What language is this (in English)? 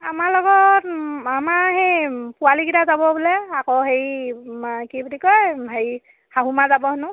Assamese